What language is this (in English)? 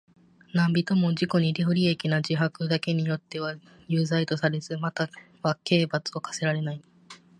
Japanese